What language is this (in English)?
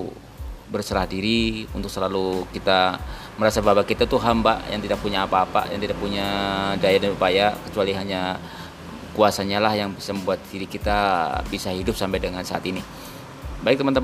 Indonesian